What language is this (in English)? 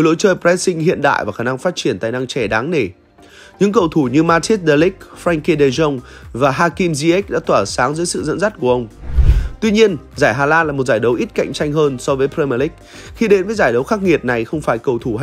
Vietnamese